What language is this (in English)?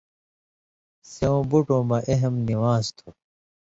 Indus Kohistani